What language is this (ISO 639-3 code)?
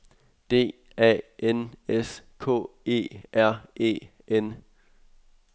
dan